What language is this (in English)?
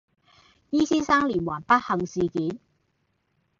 Cantonese